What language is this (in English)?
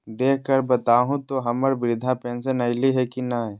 Magahi